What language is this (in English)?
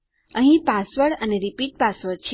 Gujarati